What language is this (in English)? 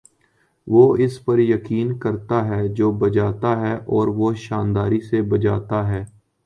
Urdu